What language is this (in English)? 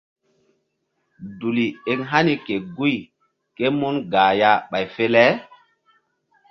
Mbum